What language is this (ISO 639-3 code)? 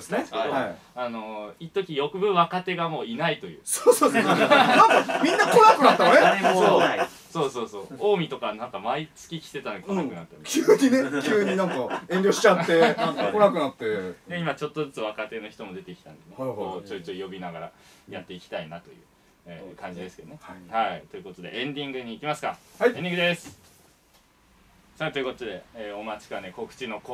jpn